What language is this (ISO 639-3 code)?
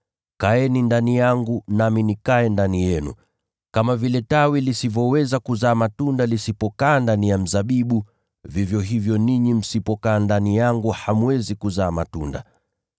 swa